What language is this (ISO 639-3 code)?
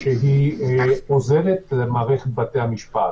heb